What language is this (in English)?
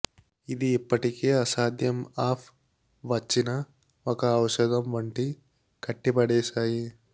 Telugu